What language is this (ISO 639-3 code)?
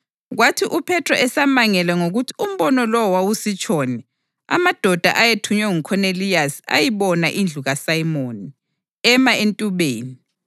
nde